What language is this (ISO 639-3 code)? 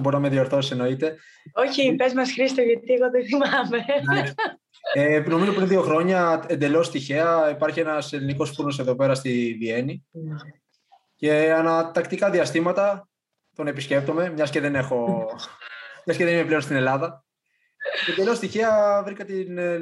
ell